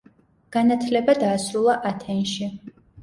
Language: Georgian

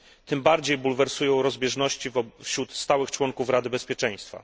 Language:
Polish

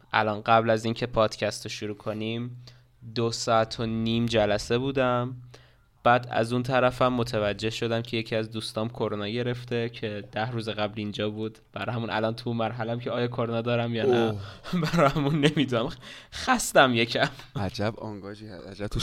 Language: Persian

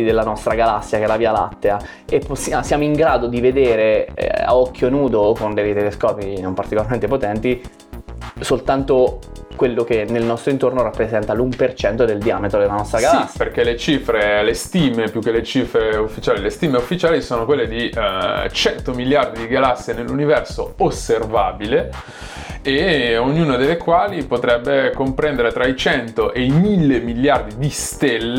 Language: Italian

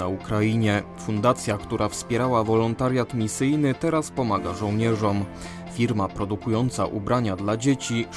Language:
Polish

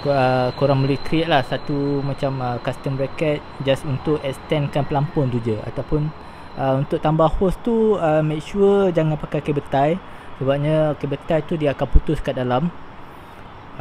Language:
Malay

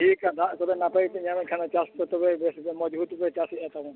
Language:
Santali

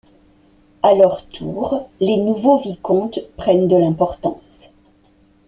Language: French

